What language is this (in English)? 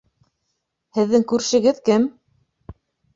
Bashkir